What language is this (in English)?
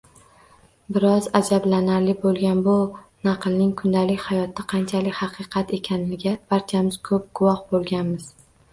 Uzbek